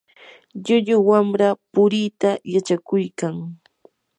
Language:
Yanahuanca Pasco Quechua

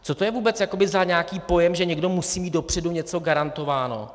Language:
Czech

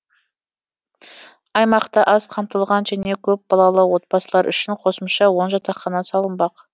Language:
Kazakh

